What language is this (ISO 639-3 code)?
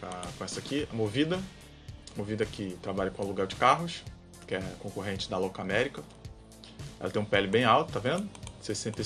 por